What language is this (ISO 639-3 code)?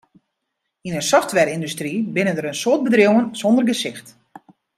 fry